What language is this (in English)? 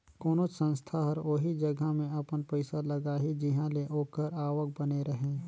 Chhattisgarhi